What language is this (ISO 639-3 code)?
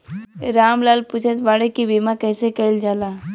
bho